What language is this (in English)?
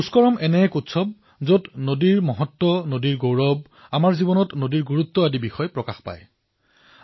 Assamese